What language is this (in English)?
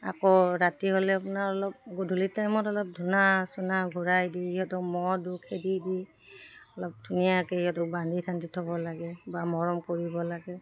Assamese